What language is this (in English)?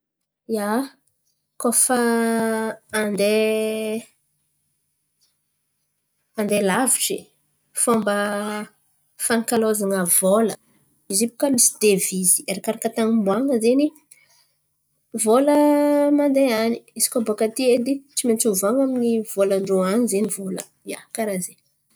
Antankarana Malagasy